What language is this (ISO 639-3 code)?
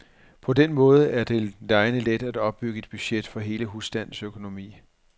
dan